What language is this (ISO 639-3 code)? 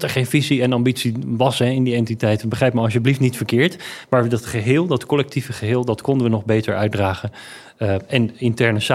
nld